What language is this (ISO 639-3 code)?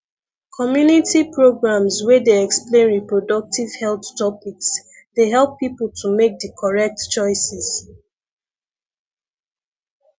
pcm